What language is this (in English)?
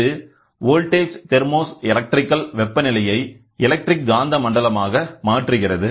Tamil